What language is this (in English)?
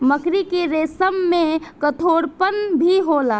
Bhojpuri